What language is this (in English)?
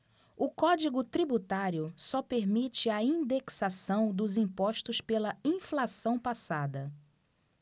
Portuguese